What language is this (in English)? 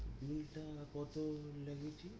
Bangla